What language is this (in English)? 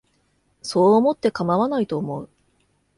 Japanese